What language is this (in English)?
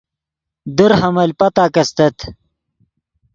Yidgha